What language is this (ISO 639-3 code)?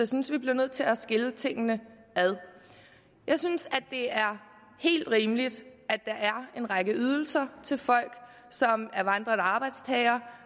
dan